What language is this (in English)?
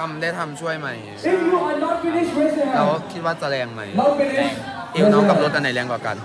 Thai